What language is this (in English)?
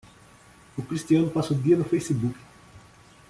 Portuguese